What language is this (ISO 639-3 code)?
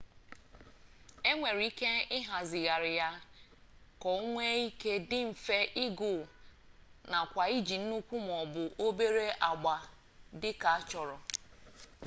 ibo